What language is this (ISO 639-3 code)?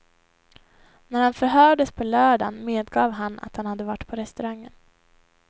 swe